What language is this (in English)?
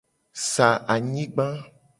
Gen